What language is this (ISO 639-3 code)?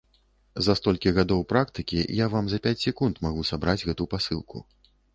bel